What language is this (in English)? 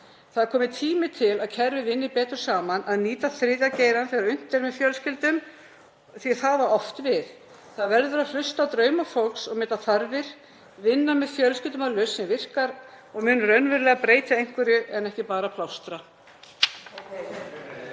Icelandic